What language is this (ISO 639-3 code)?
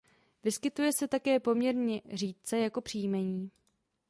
ces